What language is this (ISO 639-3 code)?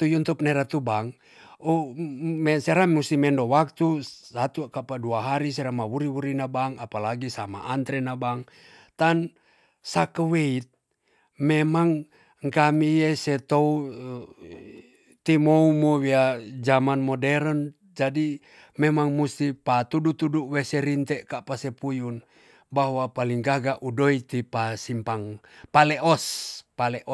txs